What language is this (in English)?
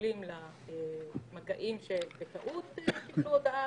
Hebrew